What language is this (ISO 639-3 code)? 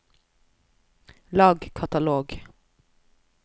nor